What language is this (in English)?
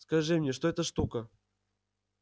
Russian